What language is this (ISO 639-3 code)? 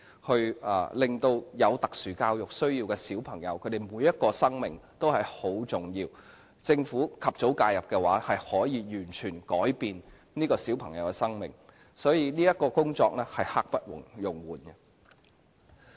yue